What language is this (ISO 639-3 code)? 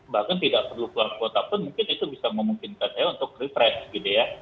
ind